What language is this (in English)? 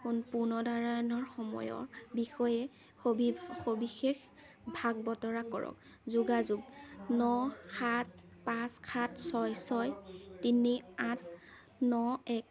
Assamese